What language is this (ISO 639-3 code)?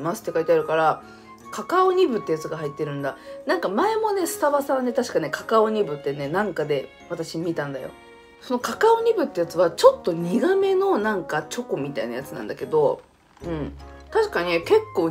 jpn